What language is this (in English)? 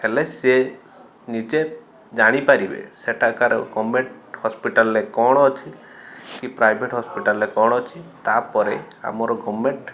Odia